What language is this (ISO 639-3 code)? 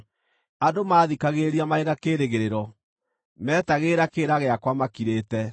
kik